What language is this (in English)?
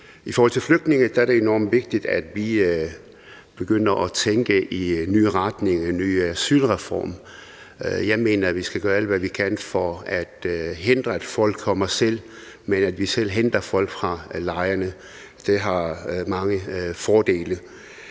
Danish